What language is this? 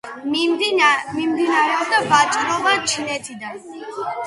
Georgian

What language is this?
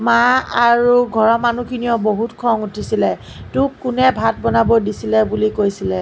Assamese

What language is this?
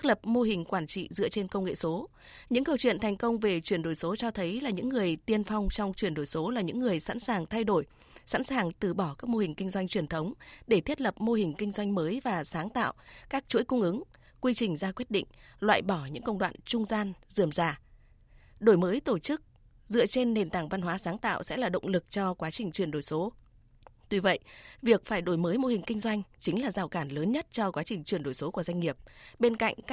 Vietnamese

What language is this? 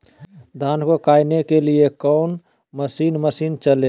Magahi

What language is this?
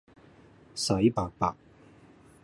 Cantonese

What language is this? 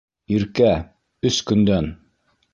Bashkir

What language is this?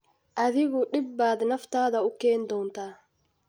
Somali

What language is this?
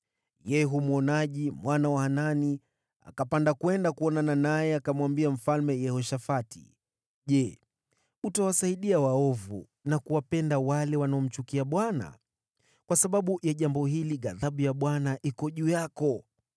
Swahili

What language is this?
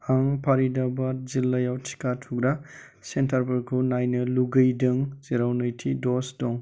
Bodo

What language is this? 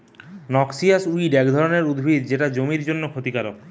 Bangla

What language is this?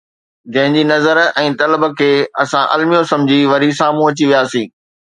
Sindhi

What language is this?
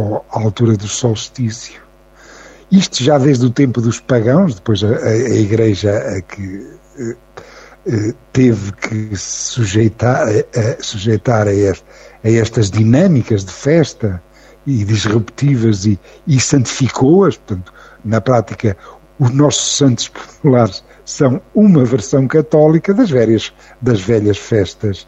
Portuguese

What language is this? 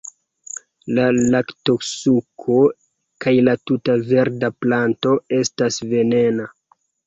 Esperanto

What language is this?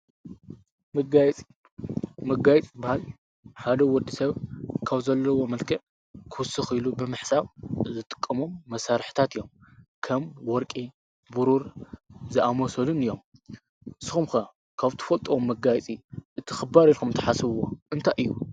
Tigrinya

